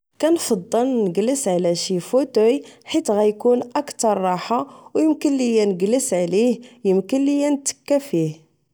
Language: Moroccan Arabic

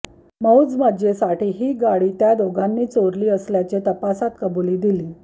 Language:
Marathi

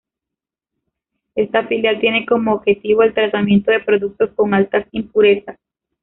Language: Spanish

